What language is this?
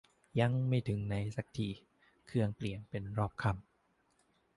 Thai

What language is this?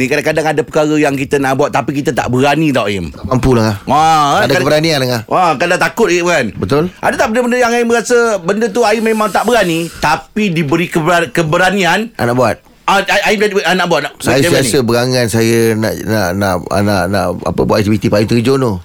Malay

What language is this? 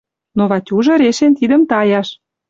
Western Mari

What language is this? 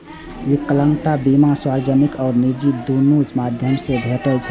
Maithili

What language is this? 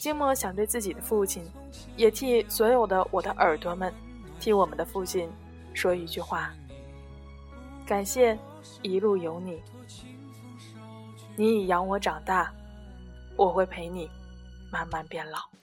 Chinese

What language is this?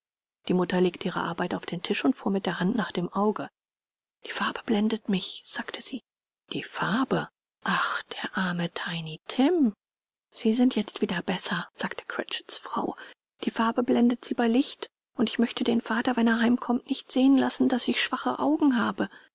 German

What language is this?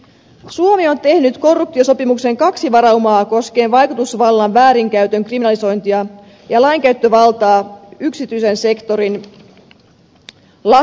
Finnish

